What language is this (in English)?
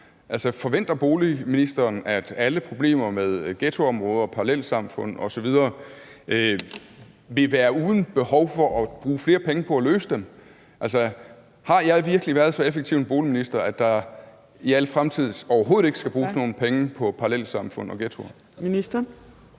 Danish